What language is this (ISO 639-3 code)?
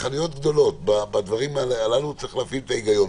heb